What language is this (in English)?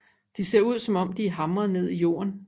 Danish